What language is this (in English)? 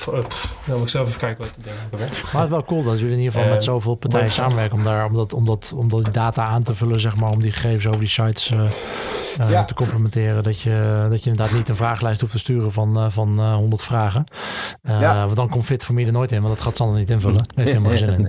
Dutch